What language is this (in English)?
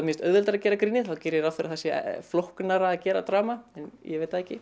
Icelandic